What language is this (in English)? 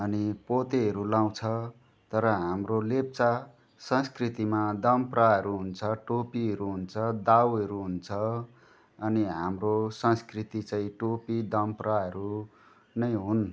Nepali